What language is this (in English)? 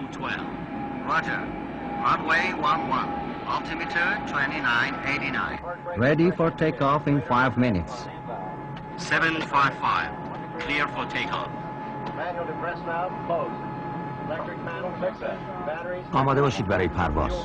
Persian